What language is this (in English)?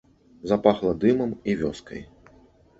Belarusian